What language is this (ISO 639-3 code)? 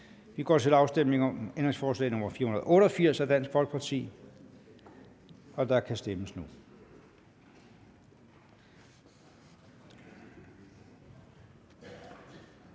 dan